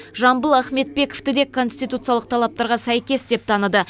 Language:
Kazakh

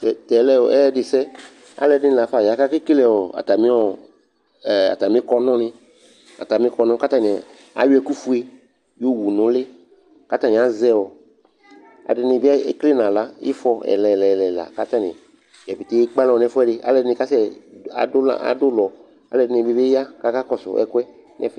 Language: Ikposo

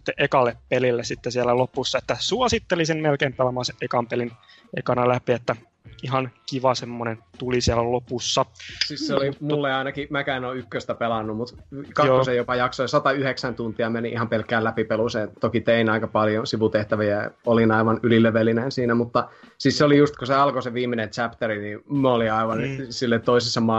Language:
Finnish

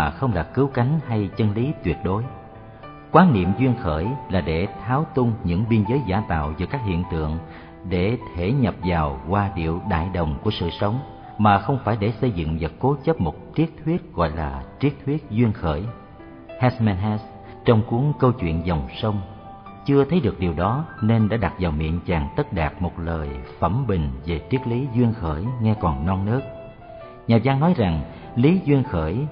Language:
Vietnamese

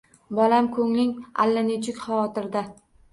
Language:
Uzbek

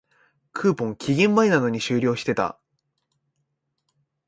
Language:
Japanese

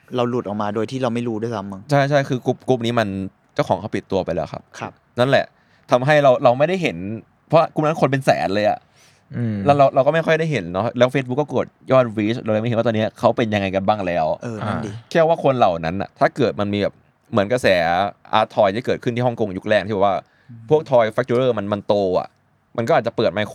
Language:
Thai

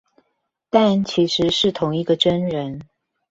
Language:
Chinese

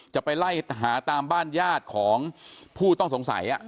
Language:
Thai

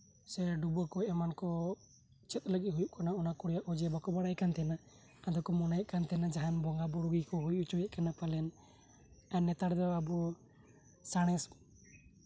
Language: Santali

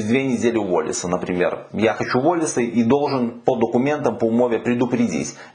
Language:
Russian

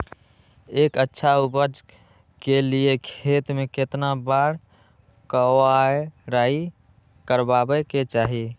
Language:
Magahi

